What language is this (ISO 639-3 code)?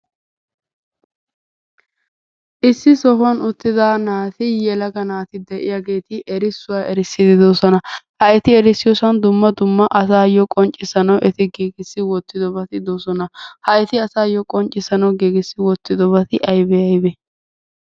wal